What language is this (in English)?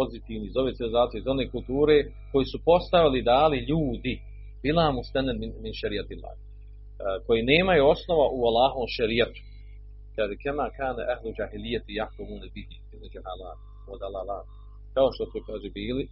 Croatian